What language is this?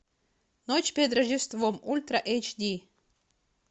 Russian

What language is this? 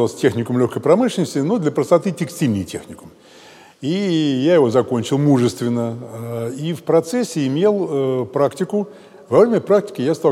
Russian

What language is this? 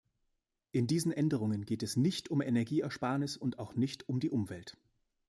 German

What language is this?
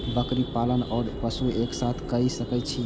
Maithili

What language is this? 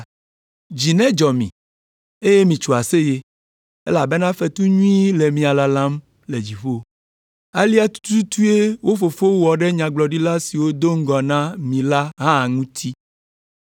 Ewe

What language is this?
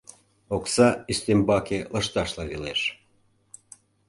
Mari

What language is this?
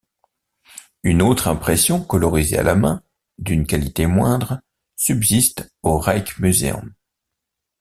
French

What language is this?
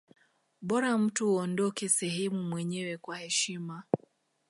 Swahili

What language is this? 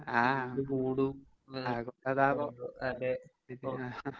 Malayalam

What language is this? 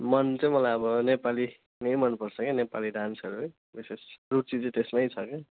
Nepali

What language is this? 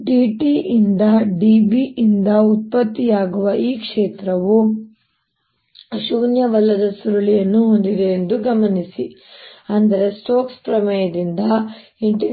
Kannada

